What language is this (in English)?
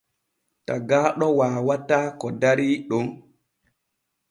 Borgu Fulfulde